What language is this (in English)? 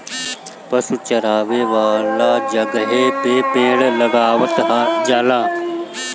Bhojpuri